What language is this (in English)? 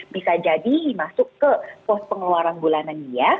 Indonesian